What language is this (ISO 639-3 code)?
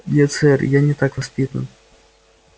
rus